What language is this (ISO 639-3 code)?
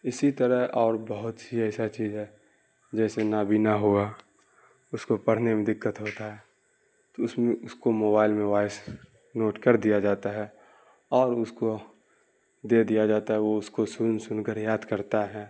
urd